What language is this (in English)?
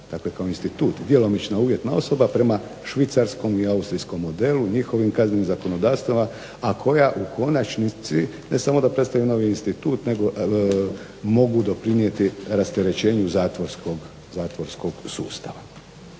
Croatian